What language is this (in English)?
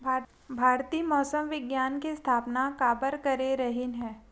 Chhattisgarhi